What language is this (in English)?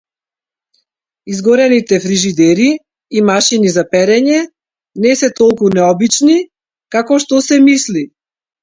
Macedonian